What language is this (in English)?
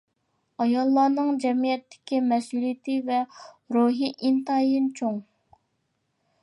Uyghur